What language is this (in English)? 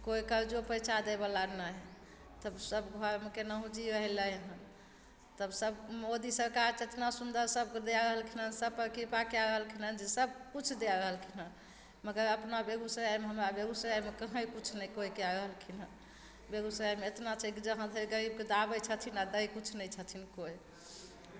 Maithili